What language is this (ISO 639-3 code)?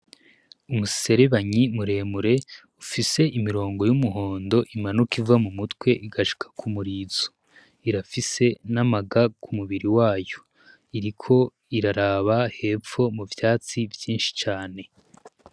run